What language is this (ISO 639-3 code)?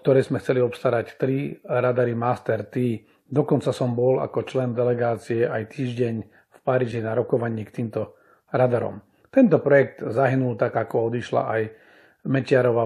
slk